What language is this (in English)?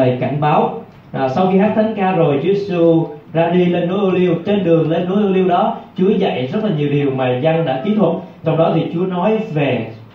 Vietnamese